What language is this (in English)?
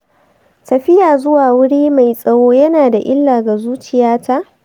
Hausa